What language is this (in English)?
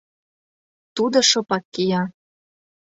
Mari